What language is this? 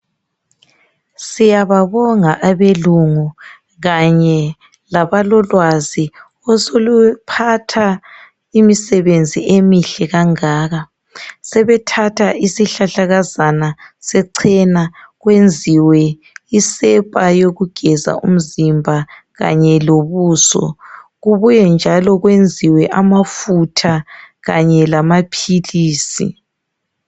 North Ndebele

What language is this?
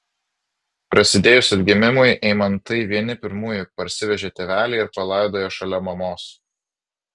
Lithuanian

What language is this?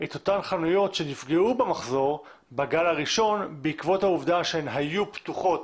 Hebrew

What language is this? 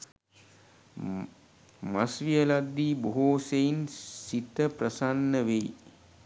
Sinhala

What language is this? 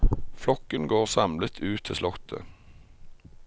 Norwegian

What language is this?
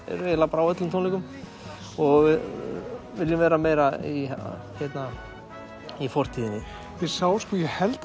Icelandic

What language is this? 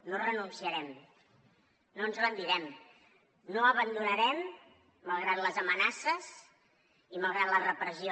Catalan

